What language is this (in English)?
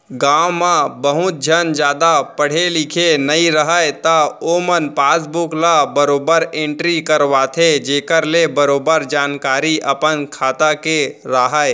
Chhattisgarhi